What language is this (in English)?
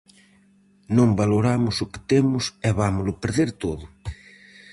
Galician